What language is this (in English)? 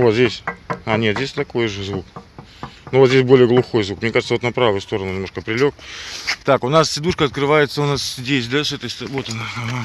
Russian